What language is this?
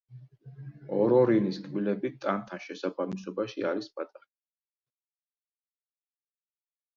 Georgian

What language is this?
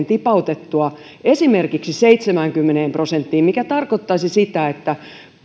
Finnish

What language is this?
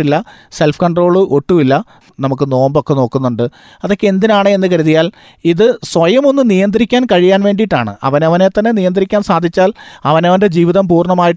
Malayalam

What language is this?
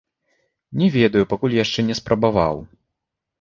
Belarusian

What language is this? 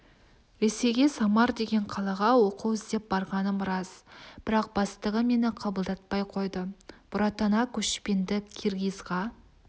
Kazakh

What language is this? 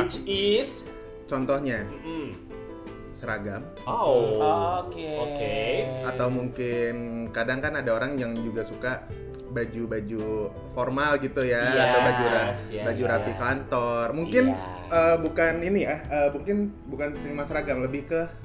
Indonesian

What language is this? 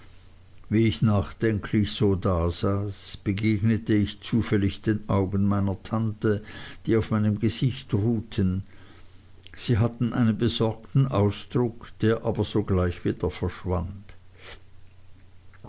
German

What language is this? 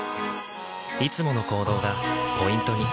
Japanese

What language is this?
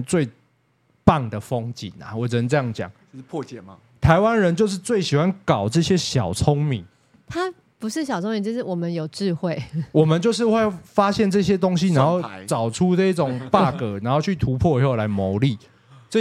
Chinese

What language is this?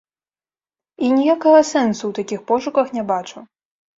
Belarusian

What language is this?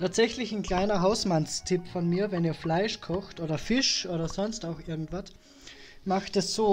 German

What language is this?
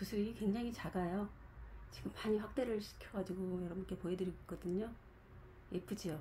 Korean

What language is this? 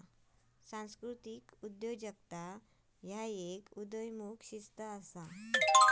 Marathi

